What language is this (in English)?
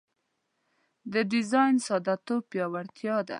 Pashto